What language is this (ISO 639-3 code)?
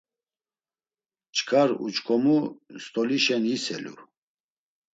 lzz